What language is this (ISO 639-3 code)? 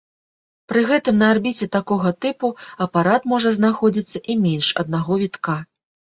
bel